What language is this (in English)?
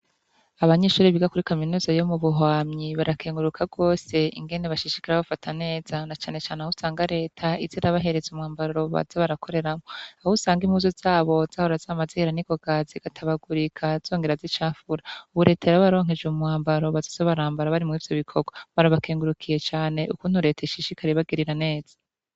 Rundi